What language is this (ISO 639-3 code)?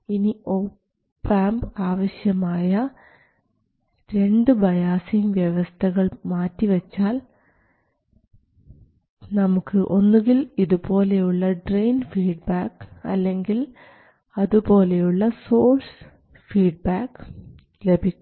mal